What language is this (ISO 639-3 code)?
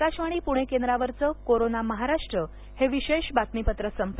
mar